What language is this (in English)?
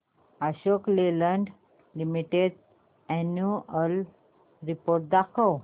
Marathi